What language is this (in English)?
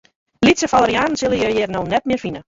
Western Frisian